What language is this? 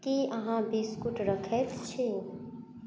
Maithili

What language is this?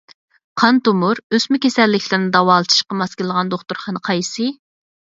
Uyghur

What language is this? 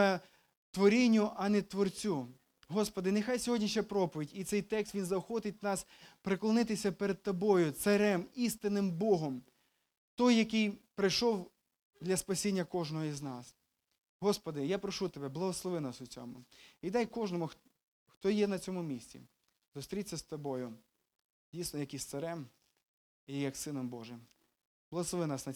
Ukrainian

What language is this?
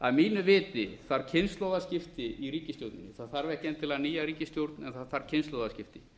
Icelandic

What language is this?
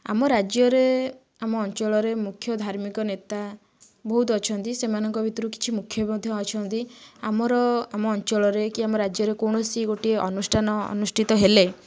Odia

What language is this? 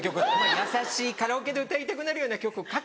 Japanese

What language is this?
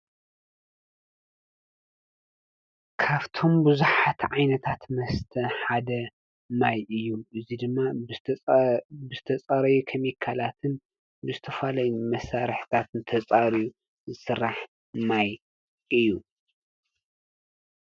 Tigrinya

